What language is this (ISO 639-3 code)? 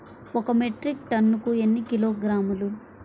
tel